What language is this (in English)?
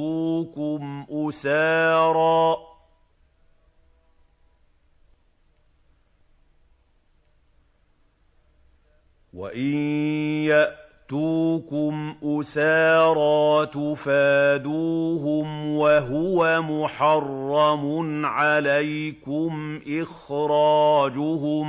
Arabic